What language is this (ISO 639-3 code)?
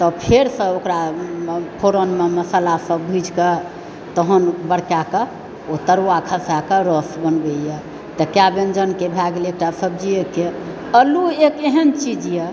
mai